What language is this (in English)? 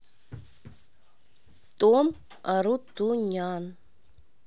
Russian